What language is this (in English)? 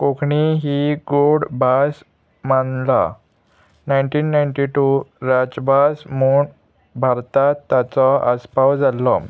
Konkani